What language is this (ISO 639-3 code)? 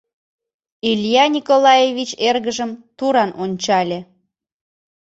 chm